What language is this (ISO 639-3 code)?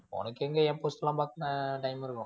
tam